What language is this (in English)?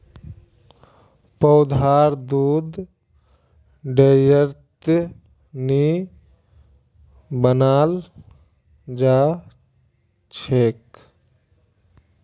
Magahi